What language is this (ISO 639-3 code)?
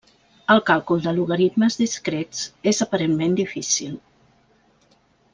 cat